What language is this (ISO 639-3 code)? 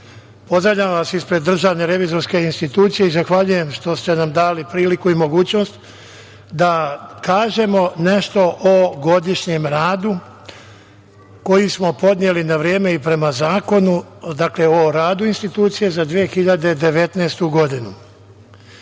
srp